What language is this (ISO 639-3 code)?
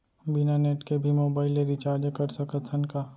hne